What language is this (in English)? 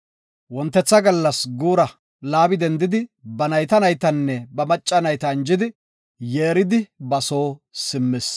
Gofa